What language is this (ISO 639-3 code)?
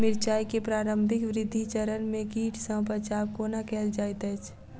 mai